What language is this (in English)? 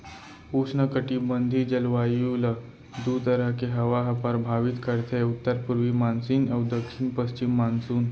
Chhattisgarhi